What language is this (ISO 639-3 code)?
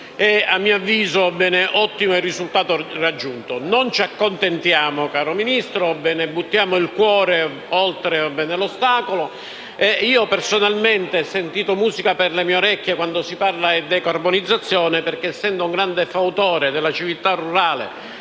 ita